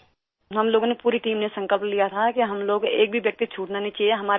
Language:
Urdu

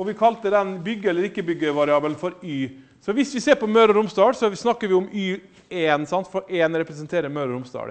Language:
Norwegian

